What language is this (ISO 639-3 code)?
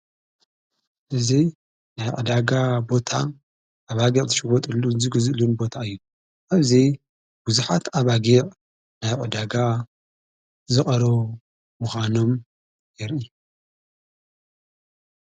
tir